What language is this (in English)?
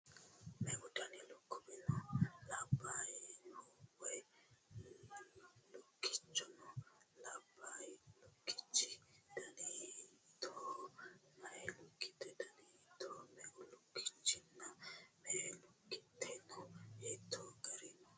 Sidamo